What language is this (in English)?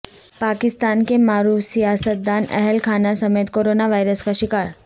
Urdu